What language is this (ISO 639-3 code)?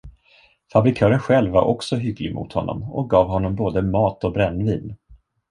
swe